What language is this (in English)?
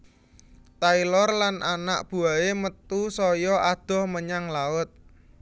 Javanese